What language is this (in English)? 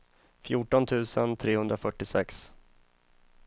Swedish